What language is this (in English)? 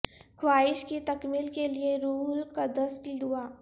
Urdu